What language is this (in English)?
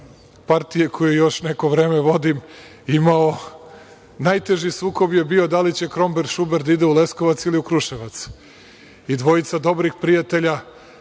Serbian